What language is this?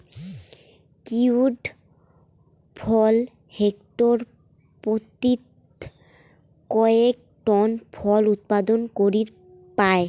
Bangla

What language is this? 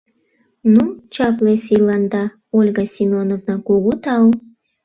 Mari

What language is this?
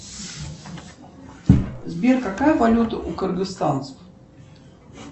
Russian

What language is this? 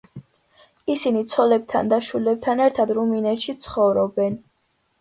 Georgian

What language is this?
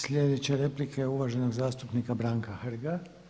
Croatian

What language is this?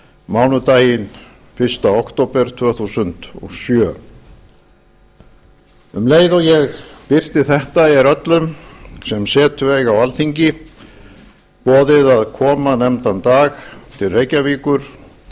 Icelandic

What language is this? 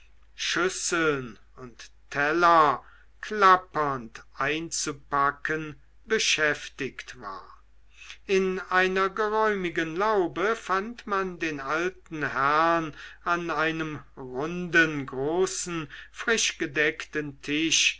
German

